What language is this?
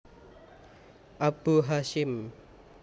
Javanese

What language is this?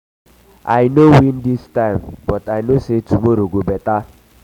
Nigerian Pidgin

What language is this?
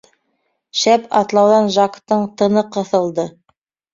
Bashkir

